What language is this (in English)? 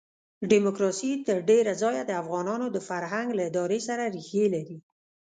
Pashto